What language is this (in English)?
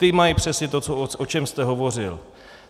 Czech